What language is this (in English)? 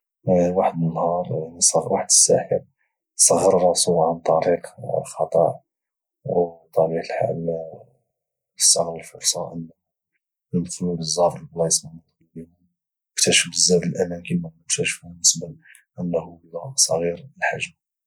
Moroccan Arabic